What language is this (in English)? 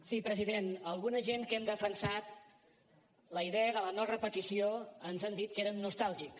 Catalan